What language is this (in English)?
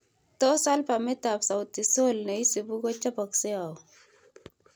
Kalenjin